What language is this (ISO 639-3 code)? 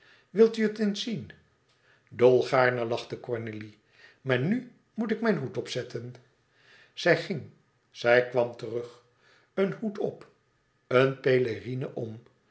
nld